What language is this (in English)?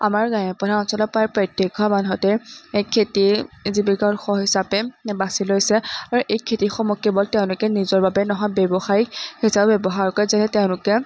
Assamese